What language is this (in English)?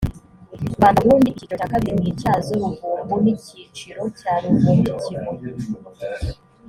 Kinyarwanda